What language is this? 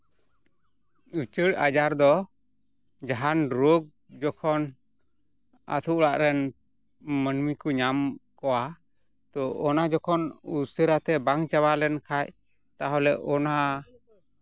Santali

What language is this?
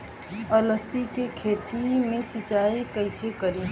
Bhojpuri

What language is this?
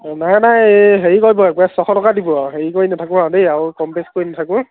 Assamese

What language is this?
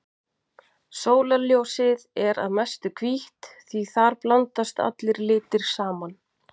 Icelandic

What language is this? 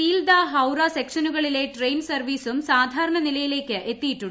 Malayalam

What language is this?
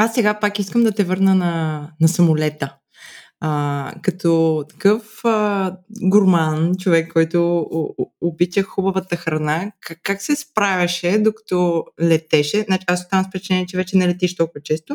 Bulgarian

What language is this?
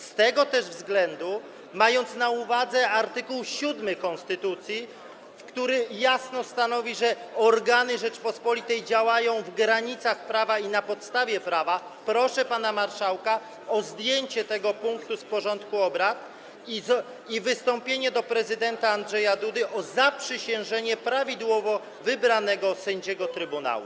Polish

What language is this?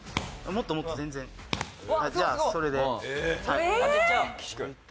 Japanese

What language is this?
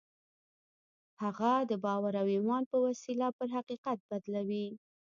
Pashto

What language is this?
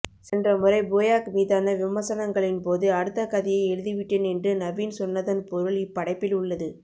Tamil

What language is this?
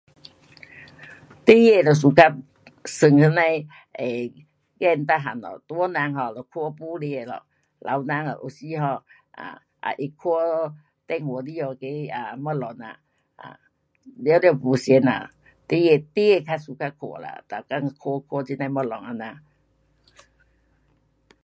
Pu-Xian Chinese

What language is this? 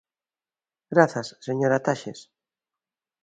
Galician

